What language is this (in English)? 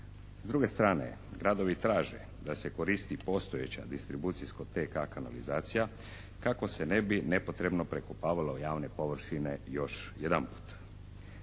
Croatian